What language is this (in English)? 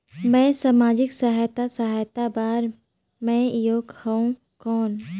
Chhattisgarhi